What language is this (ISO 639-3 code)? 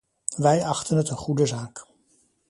nld